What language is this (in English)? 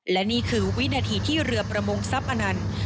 Thai